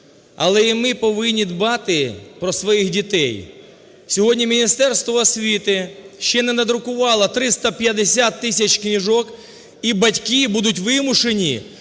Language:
Ukrainian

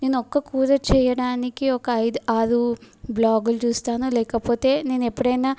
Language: Telugu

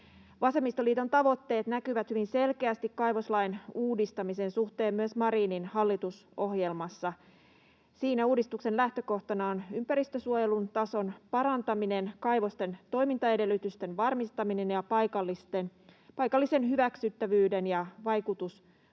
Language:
Finnish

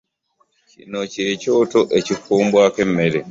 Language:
Ganda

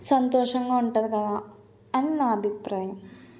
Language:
Telugu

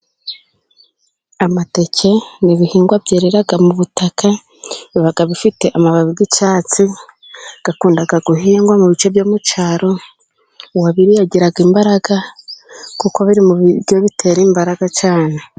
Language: Kinyarwanda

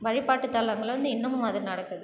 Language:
Tamil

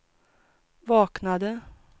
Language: Swedish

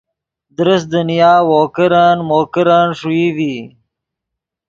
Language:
Yidgha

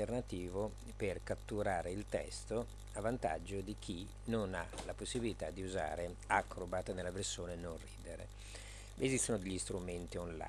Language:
Italian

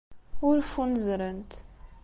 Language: Kabyle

